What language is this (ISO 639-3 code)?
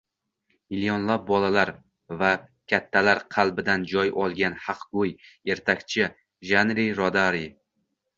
uzb